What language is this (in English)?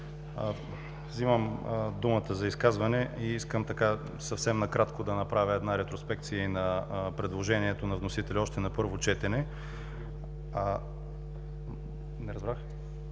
Bulgarian